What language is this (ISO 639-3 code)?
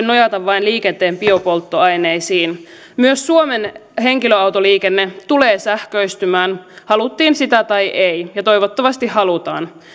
fin